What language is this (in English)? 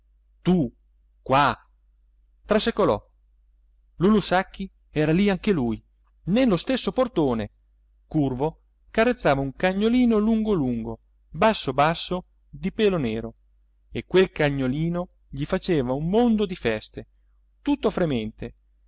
Italian